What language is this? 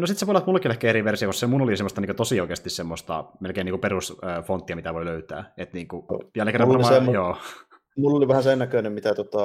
Finnish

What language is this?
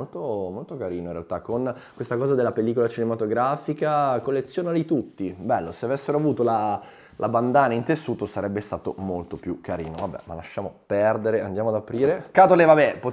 Italian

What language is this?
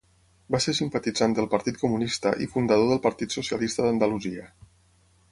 Catalan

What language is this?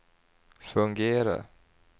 Swedish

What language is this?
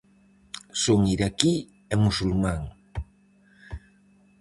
Galician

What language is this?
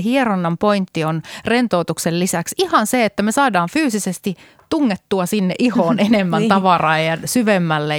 Finnish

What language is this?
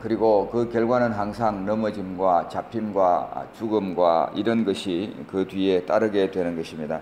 Korean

